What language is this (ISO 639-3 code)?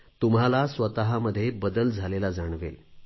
mar